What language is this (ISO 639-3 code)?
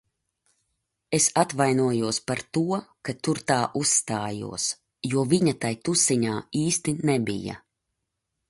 lav